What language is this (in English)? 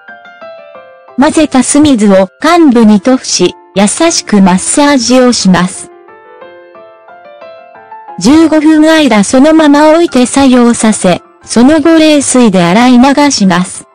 Japanese